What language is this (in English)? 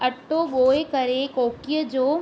Sindhi